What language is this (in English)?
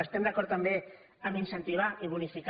Catalan